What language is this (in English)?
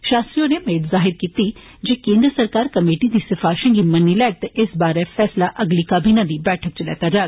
Dogri